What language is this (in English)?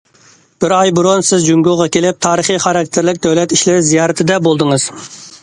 Uyghur